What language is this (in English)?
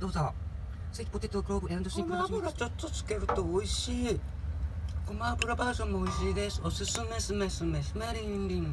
Japanese